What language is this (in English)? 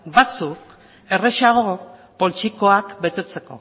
Basque